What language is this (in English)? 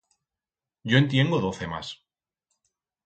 Aragonese